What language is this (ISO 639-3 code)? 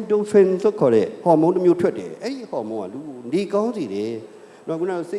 ind